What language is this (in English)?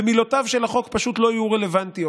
Hebrew